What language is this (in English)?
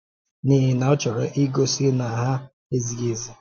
Igbo